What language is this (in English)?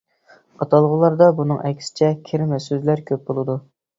Uyghur